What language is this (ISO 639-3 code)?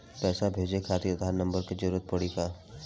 bho